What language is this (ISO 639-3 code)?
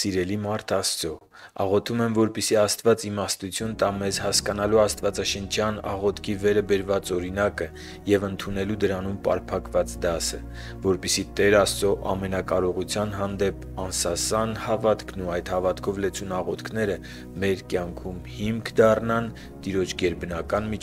ron